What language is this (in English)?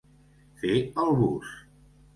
Catalan